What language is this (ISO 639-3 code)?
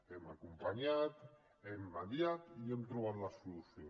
cat